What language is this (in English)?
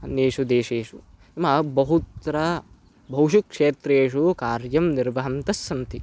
Sanskrit